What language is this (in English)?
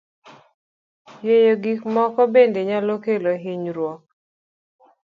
Luo (Kenya and Tanzania)